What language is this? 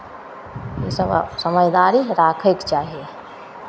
Maithili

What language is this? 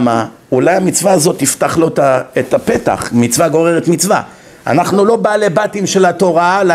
Hebrew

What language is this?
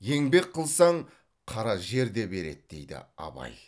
Kazakh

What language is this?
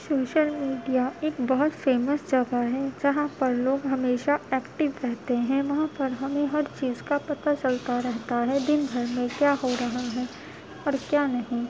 Urdu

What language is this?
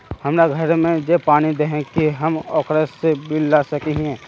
Magahi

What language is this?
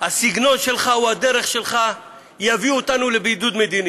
Hebrew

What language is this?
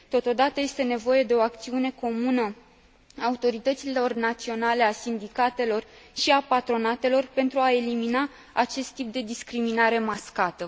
Romanian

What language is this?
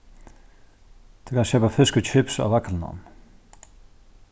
Faroese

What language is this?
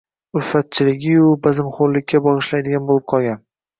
Uzbek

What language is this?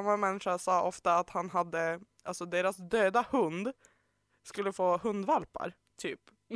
Swedish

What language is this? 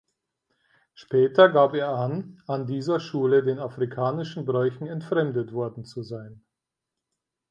German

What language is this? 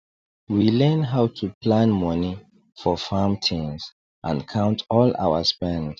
Nigerian Pidgin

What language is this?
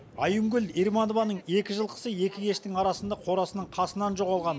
Kazakh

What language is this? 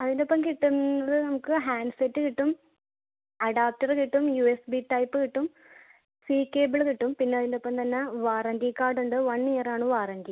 Malayalam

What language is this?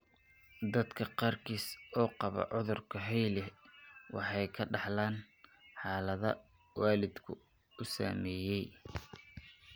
Somali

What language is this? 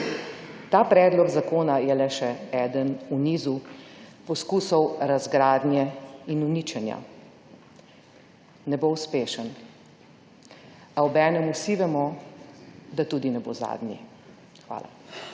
Slovenian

